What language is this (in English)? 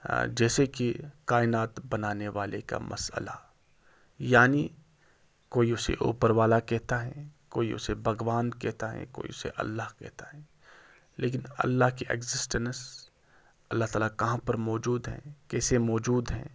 Urdu